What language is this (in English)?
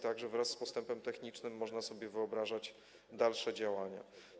Polish